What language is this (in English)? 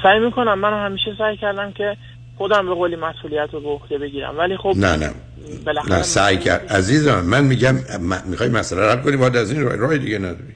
Persian